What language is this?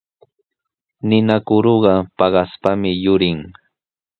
Sihuas Ancash Quechua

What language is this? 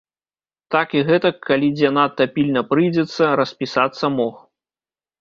Belarusian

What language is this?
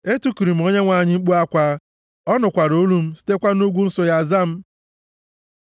Igbo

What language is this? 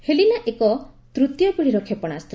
Odia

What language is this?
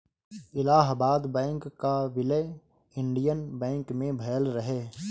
Bhojpuri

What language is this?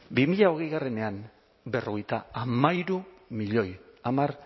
Basque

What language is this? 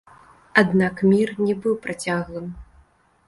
Belarusian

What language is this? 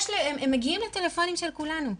Hebrew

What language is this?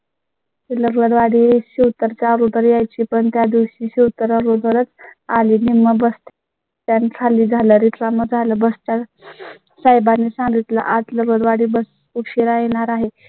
Marathi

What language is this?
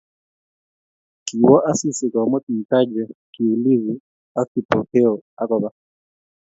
Kalenjin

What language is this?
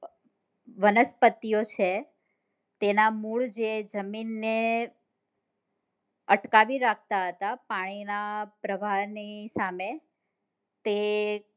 Gujarati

